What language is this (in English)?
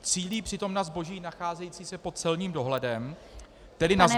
Czech